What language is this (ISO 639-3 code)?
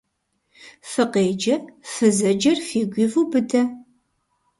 kbd